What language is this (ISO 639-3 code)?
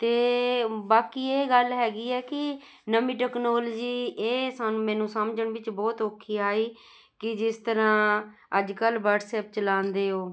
pan